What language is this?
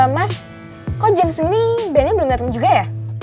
Indonesian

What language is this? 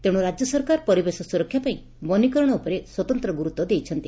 Odia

